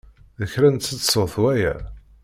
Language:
Kabyle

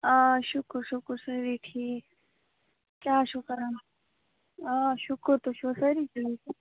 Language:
Kashmiri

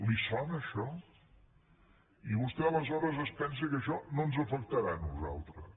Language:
Catalan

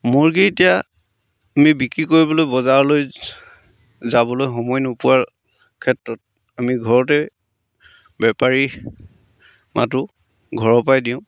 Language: Assamese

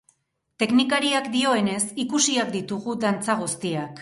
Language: Basque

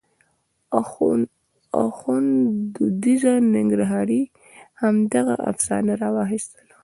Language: Pashto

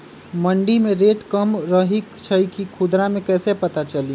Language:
Magahi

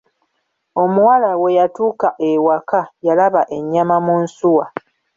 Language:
Ganda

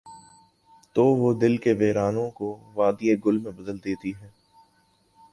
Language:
Urdu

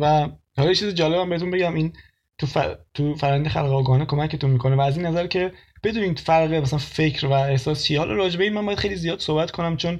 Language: Persian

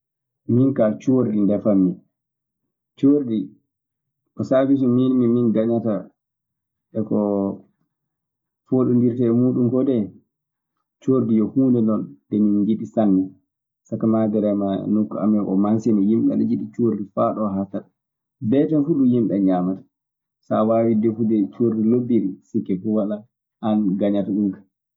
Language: Maasina Fulfulde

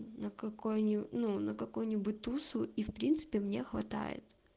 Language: Russian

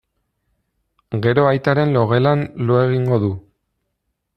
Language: Basque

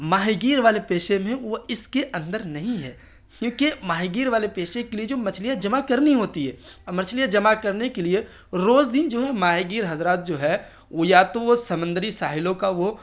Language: Urdu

